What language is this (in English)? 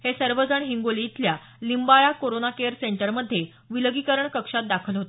Marathi